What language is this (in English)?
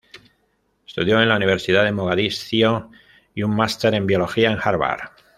Spanish